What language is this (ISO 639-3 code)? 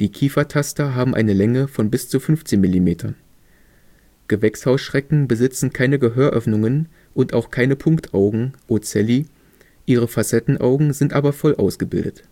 deu